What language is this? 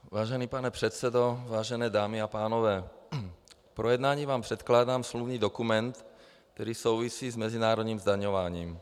Czech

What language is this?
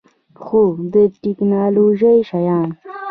Pashto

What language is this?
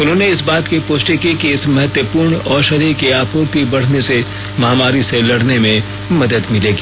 Hindi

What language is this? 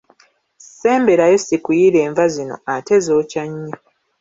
Ganda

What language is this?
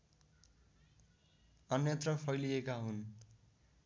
Nepali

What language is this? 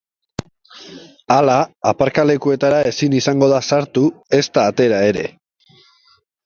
Basque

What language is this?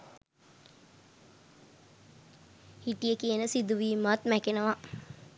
Sinhala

